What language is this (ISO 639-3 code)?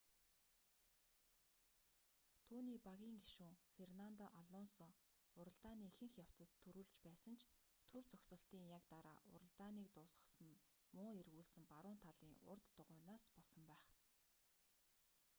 mon